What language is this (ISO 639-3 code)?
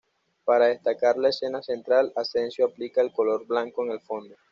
spa